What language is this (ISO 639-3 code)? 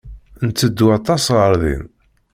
kab